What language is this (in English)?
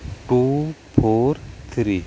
Santali